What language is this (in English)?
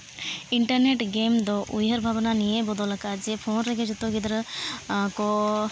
Santali